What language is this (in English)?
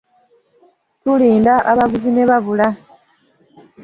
Ganda